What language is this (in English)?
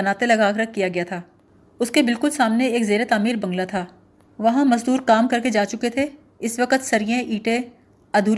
Urdu